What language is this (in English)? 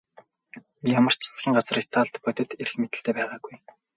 Mongolian